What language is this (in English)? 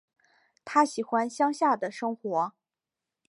Chinese